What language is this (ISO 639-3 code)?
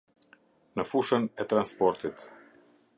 sqi